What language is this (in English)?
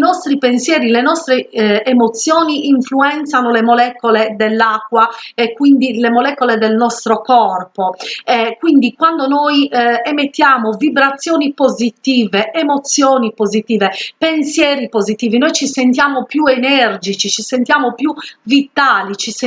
Italian